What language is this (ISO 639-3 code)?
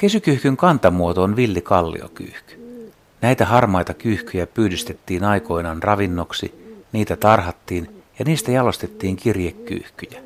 fin